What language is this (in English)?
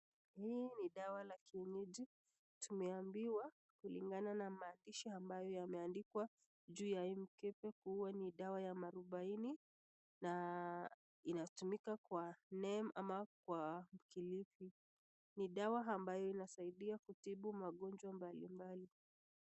Swahili